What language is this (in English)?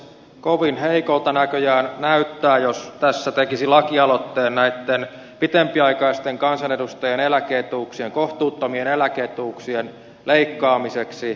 Finnish